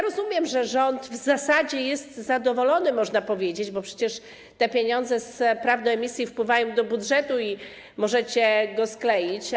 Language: Polish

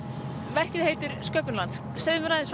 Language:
Icelandic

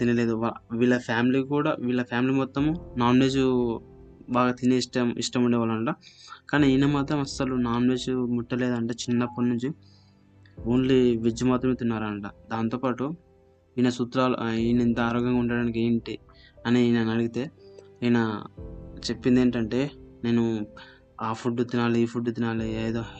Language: Telugu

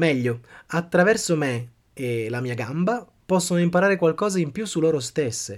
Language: Italian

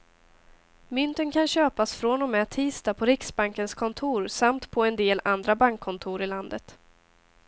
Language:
Swedish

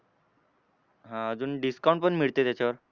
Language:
Marathi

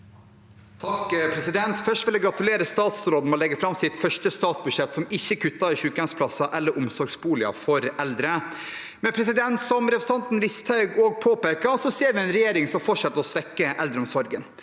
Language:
Norwegian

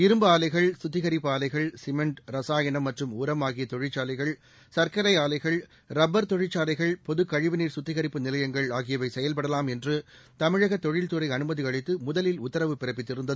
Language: Tamil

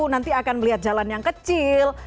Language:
Indonesian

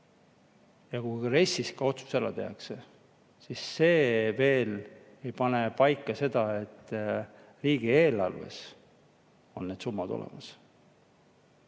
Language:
Estonian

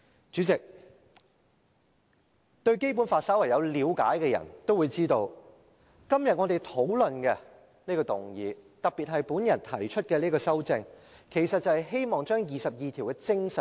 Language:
Cantonese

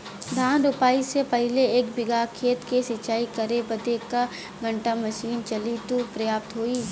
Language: Bhojpuri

